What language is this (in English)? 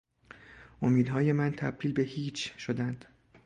Persian